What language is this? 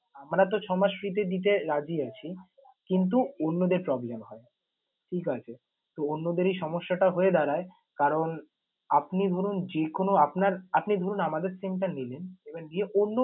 Bangla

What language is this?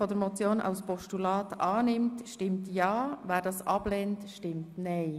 Swiss German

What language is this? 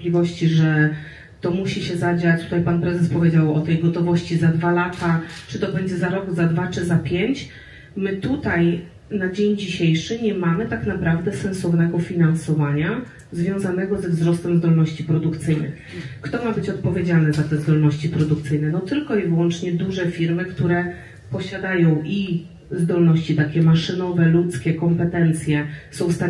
Polish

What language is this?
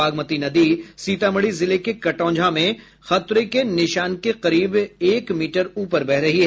Hindi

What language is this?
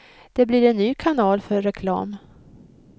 Swedish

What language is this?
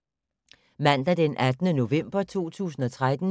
Danish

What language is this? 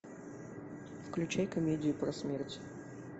Russian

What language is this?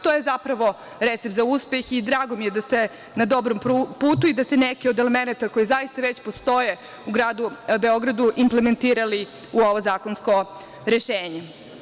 Serbian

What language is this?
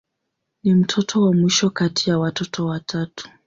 Swahili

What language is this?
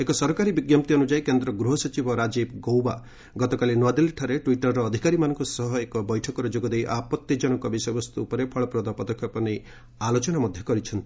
Odia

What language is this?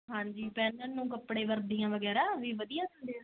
Punjabi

